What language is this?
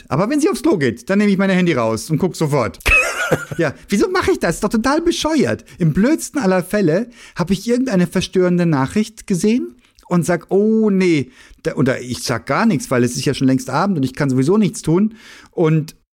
German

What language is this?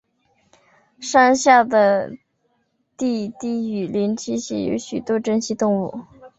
Chinese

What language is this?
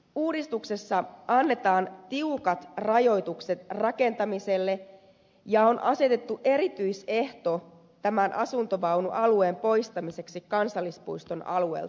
Finnish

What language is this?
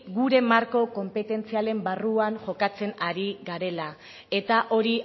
Basque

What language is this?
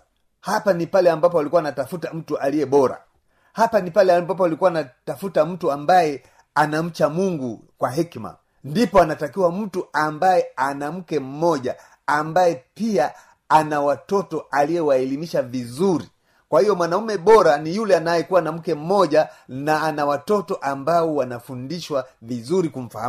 Swahili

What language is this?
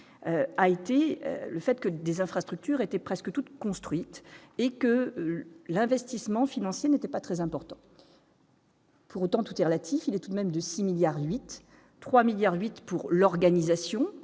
French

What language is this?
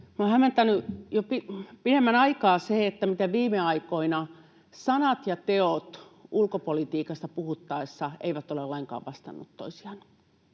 Finnish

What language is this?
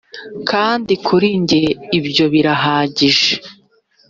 Kinyarwanda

